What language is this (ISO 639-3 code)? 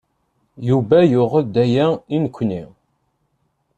kab